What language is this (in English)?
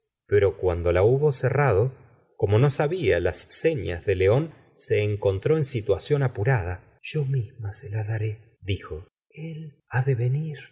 Spanish